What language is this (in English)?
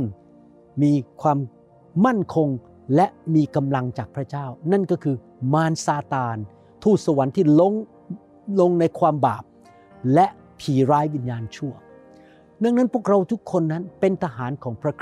Thai